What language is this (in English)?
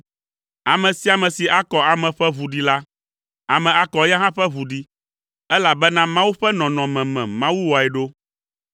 Ewe